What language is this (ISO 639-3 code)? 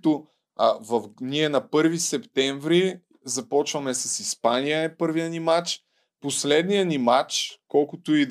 bul